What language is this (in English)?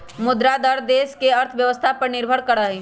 Magahi